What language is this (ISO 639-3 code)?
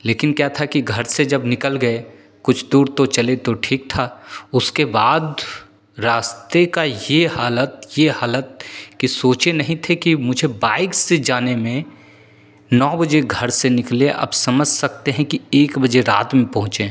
hin